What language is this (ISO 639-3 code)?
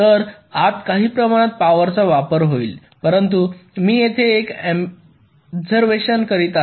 mar